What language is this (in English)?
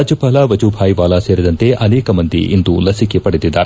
Kannada